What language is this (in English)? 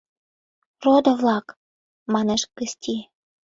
Mari